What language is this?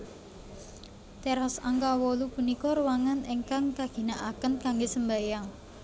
Javanese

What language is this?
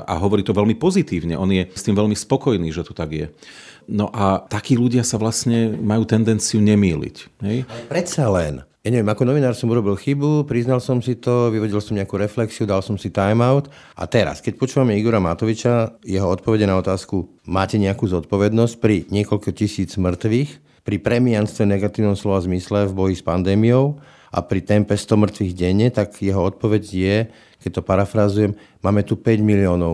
Slovak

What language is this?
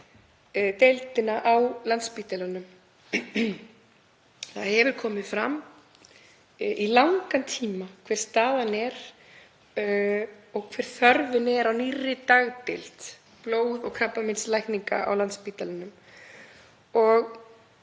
Icelandic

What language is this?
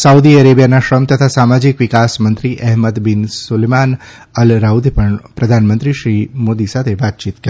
Gujarati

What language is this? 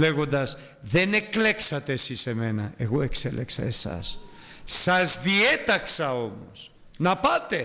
Greek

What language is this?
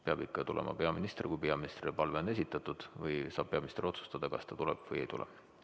Estonian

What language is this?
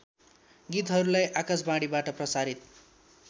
Nepali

